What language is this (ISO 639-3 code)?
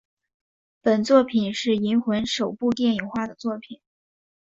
zho